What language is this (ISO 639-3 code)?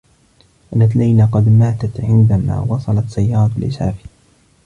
ara